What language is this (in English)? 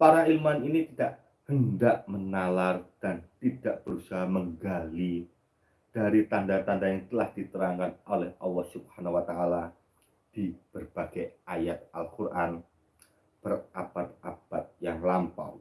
Indonesian